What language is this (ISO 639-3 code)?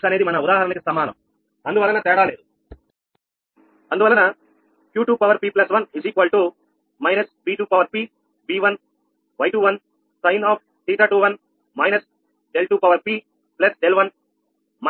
tel